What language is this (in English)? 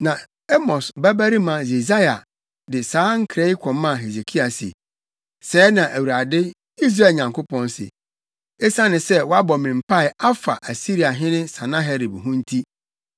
Akan